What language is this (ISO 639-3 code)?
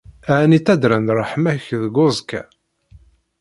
kab